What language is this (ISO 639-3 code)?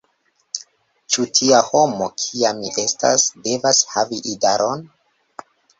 epo